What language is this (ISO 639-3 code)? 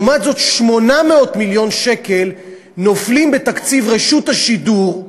heb